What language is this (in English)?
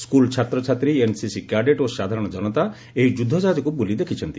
Odia